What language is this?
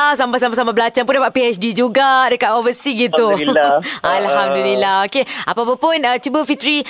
Malay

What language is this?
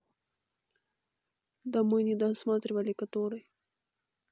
Russian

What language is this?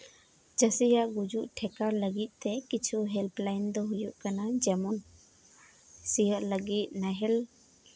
Santali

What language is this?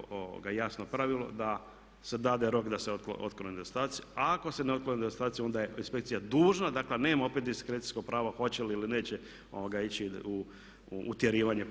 Croatian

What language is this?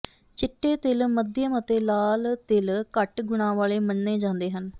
Punjabi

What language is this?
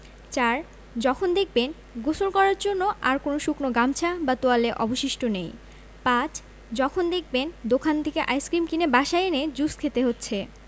Bangla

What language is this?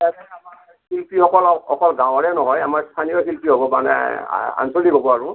Assamese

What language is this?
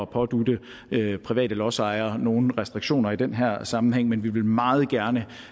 Danish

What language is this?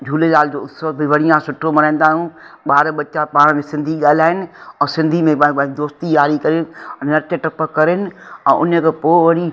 Sindhi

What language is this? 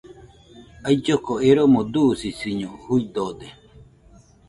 Nüpode Huitoto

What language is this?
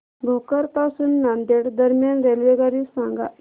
Marathi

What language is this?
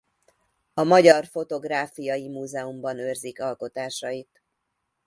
Hungarian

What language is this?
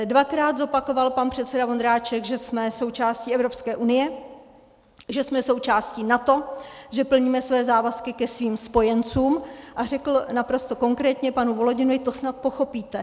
Czech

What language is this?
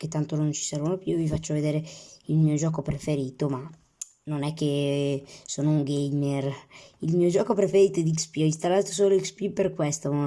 Italian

